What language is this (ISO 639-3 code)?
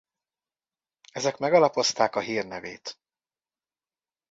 hun